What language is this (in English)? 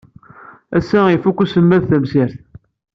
Kabyle